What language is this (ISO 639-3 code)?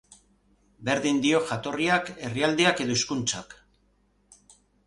eus